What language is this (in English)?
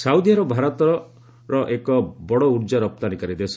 Odia